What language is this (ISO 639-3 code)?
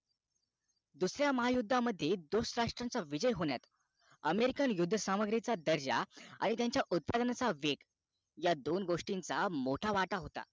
mar